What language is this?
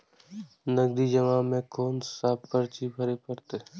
Maithili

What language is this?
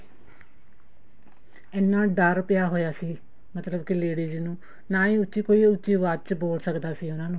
Punjabi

